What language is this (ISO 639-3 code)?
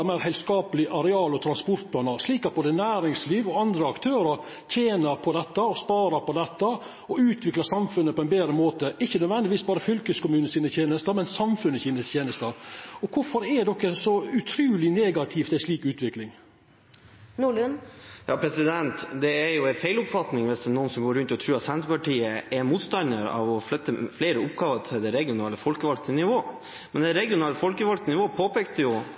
nor